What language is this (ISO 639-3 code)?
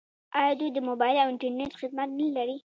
pus